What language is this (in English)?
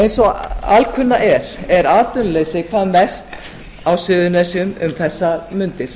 Icelandic